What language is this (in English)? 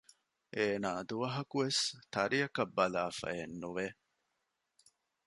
Divehi